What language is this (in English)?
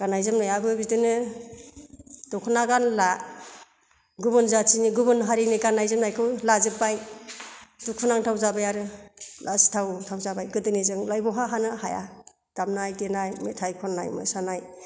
Bodo